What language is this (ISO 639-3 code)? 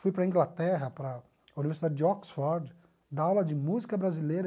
por